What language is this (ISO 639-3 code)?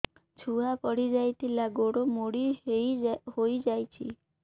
ori